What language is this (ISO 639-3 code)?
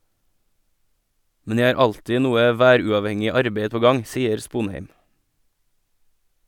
nor